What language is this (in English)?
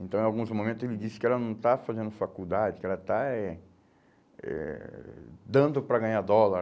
Portuguese